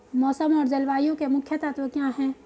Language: Hindi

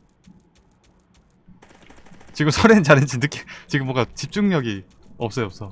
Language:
Korean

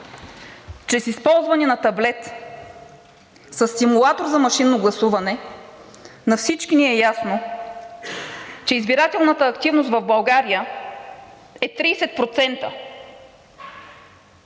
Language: Bulgarian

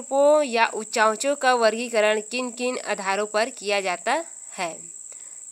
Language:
Hindi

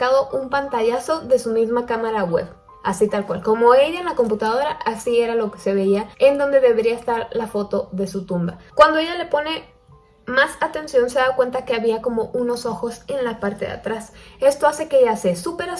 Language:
Spanish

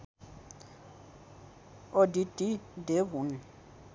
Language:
Nepali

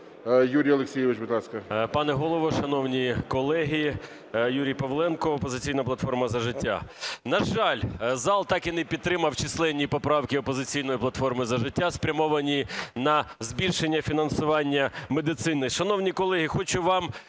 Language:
Ukrainian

